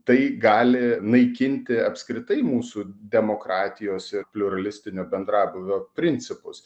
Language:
Lithuanian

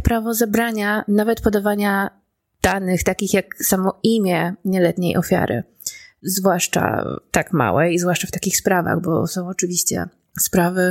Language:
Polish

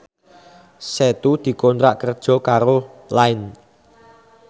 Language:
Javanese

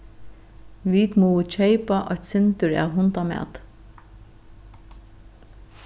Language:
Faroese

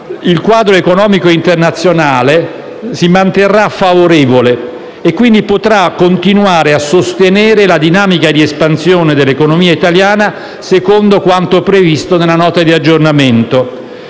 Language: Italian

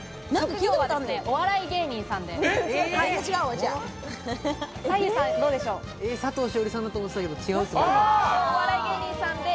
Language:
Japanese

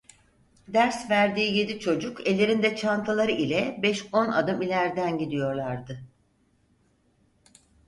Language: Turkish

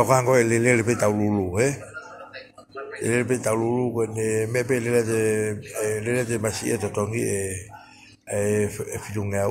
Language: Thai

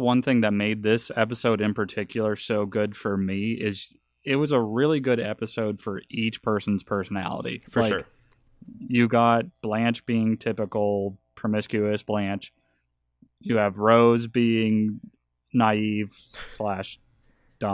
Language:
English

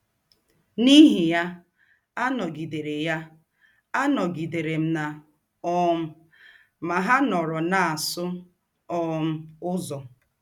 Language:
Igbo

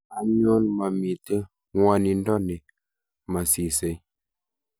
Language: Kalenjin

